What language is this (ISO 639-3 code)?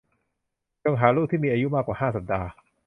tha